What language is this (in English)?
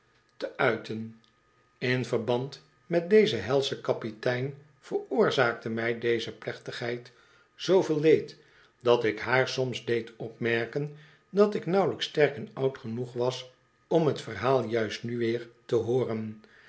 Dutch